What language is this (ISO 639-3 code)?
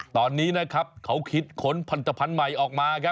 tha